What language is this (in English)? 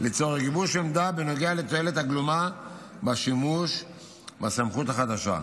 Hebrew